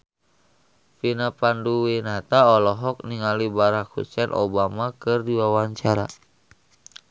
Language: Sundanese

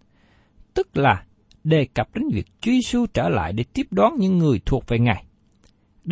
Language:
Vietnamese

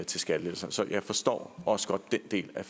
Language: Danish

